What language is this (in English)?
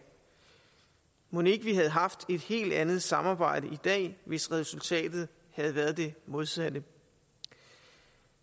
Danish